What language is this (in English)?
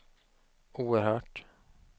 Swedish